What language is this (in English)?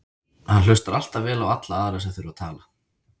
Icelandic